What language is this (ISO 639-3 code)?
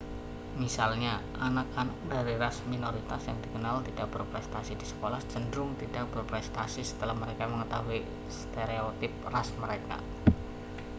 ind